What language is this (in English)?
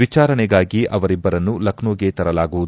Kannada